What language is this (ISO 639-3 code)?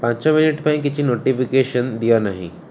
ori